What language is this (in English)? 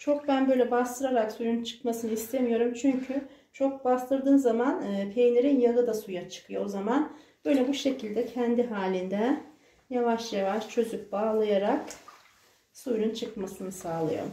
Turkish